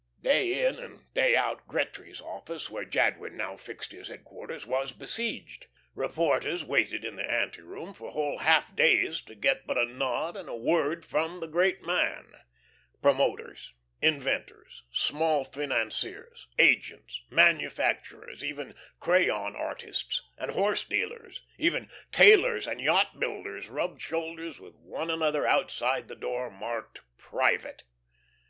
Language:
English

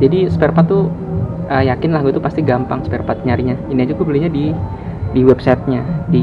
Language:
Indonesian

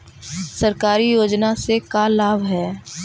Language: Magahi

